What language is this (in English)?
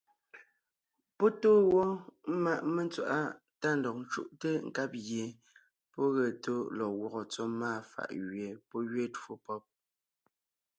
Ngiemboon